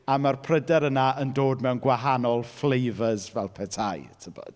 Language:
Welsh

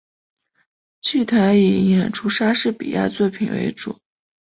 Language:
Chinese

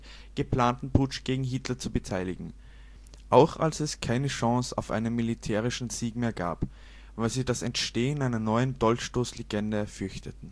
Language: German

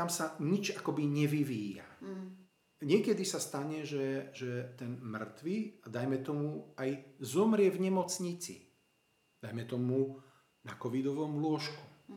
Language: Slovak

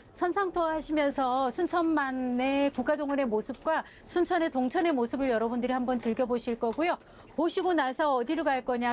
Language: Korean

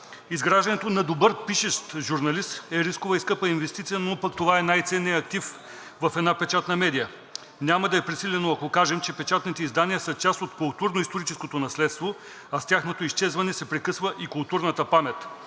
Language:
Bulgarian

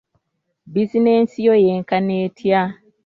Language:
Ganda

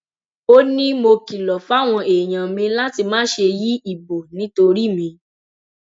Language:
Yoruba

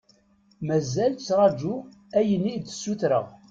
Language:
Kabyle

